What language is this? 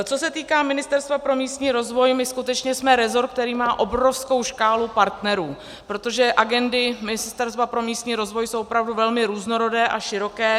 Czech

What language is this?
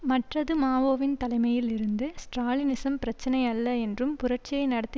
Tamil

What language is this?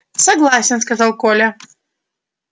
Russian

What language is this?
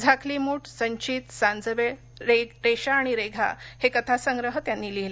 Marathi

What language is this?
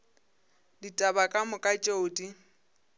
Northern Sotho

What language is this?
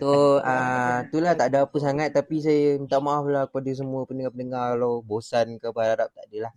Malay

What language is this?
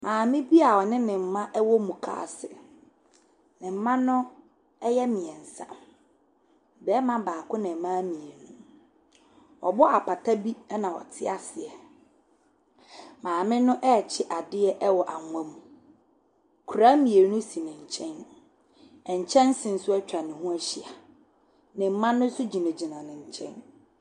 Akan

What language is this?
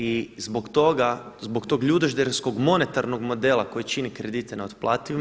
Croatian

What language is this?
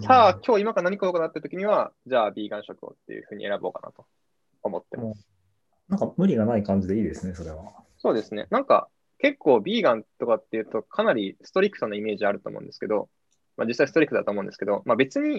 Japanese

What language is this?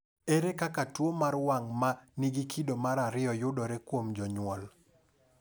Luo (Kenya and Tanzania)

